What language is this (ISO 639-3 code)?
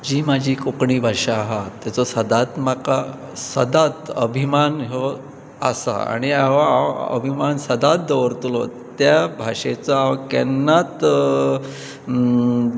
kok